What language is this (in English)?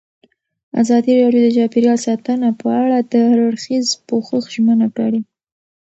Pashto